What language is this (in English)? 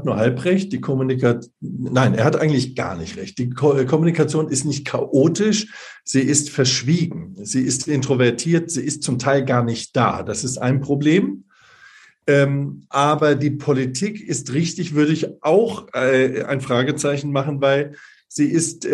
German